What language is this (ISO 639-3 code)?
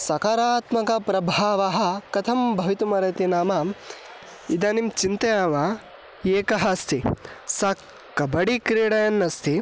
san